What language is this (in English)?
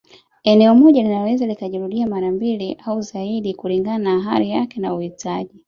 Swahili